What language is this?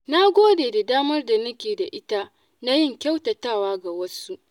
Hausa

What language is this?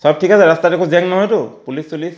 Assamese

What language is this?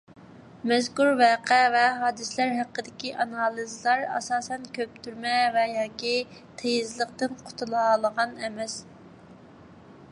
Uyghur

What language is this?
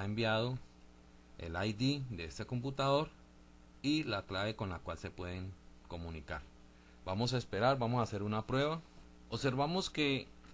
Spanish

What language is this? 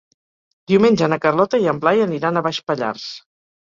Catalan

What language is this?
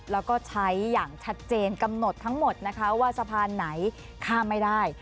Thai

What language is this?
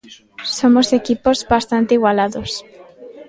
Galician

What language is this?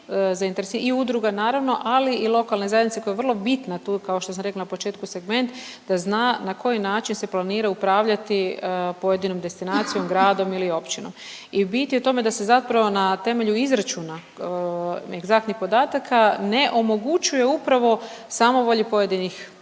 Croatian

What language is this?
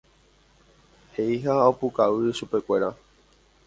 Guarani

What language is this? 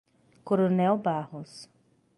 Portuguese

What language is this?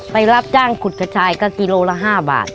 Thai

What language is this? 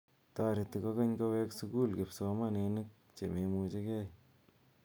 Kalenjin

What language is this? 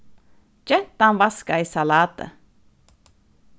Faroese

